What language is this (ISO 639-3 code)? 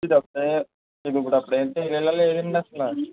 tel